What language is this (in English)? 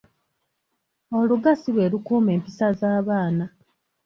Ganda